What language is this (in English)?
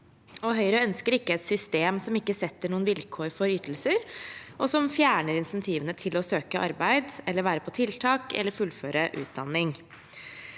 Norwegian